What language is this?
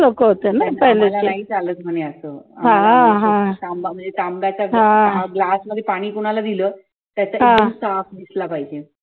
Marathi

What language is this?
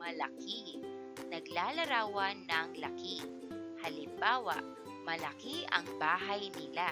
Filipino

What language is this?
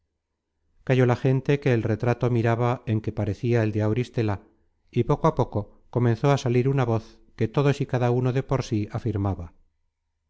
Spanish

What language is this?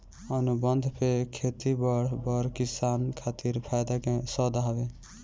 Bhojpuri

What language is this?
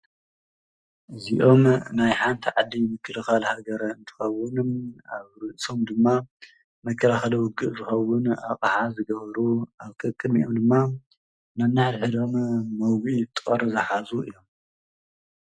Tigrinya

